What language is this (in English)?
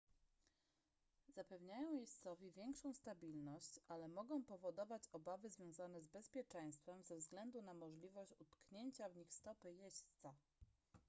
Polish